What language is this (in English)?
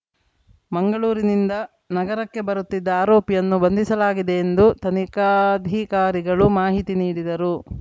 Kannada